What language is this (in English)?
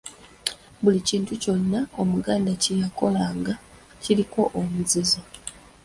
Ganda